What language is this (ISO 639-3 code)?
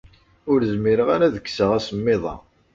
kab